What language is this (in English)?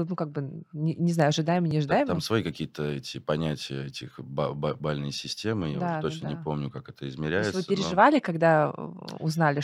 Russian